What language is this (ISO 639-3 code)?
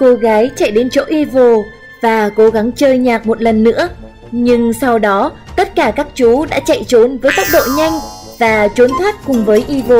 vie